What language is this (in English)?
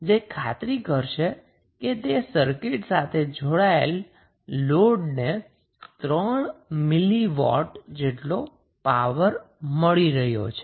Gujarati